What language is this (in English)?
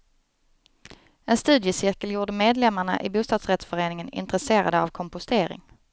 Swedish